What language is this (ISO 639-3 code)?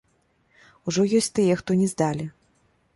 bel